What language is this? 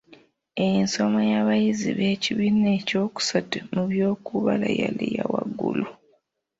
Ganda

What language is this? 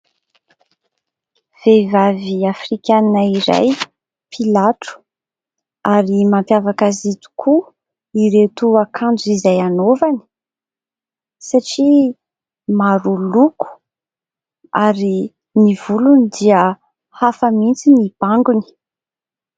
Malagasy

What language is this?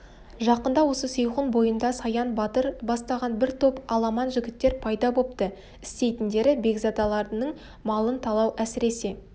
Kazakh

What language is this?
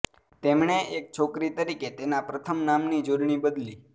Gujarati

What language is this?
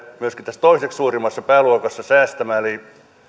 Finnish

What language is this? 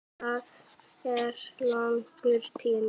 Icelandic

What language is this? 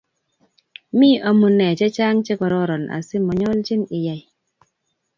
Kalenjin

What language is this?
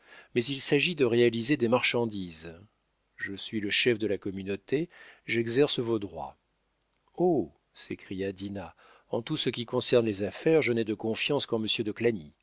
French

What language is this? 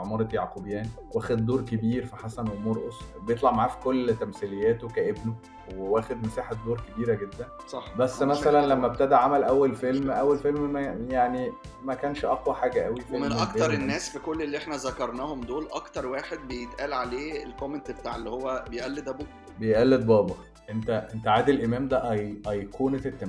Arabic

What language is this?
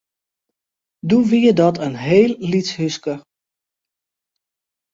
Western Frisian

